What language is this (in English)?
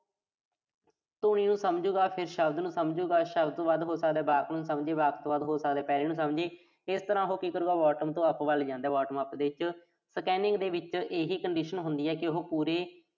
Punjabi